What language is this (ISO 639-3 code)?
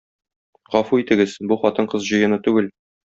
tat